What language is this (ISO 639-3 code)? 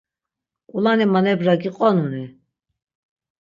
lzz